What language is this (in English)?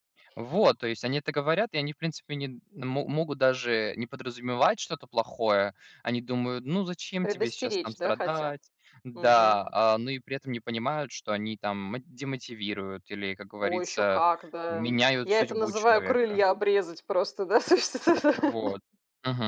Russian